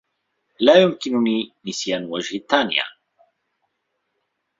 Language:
Arabic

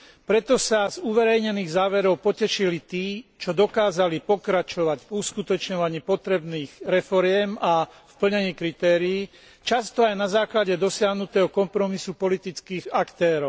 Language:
Slovak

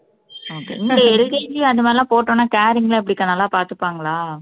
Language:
Tamil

